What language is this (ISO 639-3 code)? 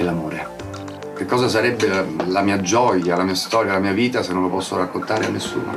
ita